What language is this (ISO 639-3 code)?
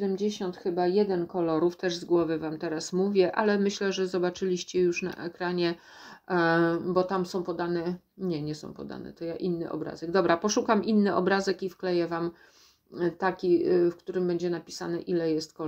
pol